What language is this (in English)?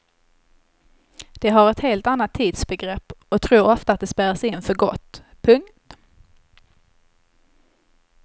Swedish